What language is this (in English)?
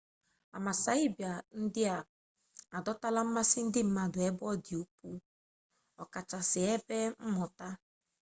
Igbo